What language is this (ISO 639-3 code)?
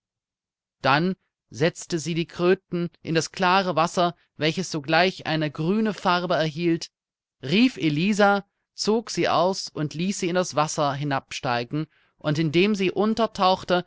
deu